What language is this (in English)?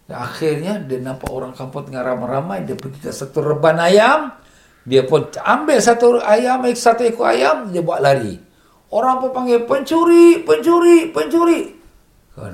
Malay